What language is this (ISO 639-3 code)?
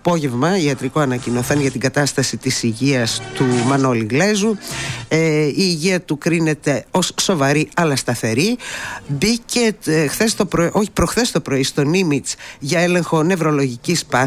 ell